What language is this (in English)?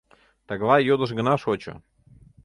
Mari